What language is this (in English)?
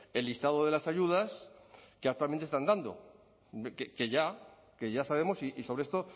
Spanish